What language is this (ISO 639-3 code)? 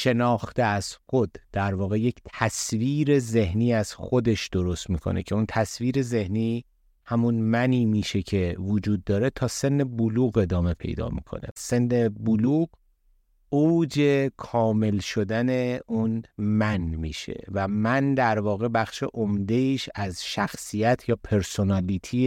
fas